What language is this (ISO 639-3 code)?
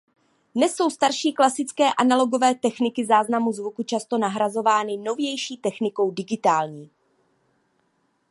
ces